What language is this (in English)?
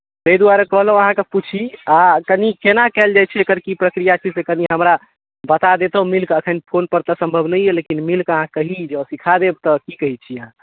Maithili